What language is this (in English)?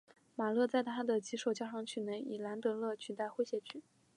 Chinese